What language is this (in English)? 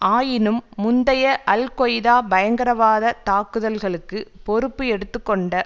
Tamil